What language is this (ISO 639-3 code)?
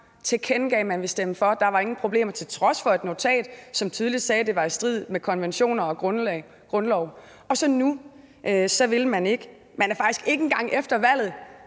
dan